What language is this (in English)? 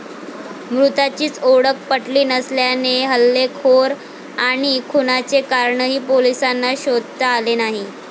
Marathi